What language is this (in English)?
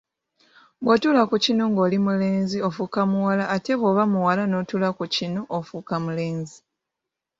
Ganda